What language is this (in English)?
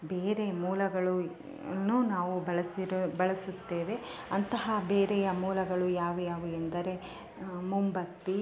Kannada